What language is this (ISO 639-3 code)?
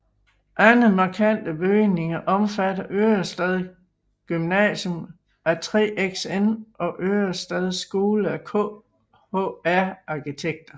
dan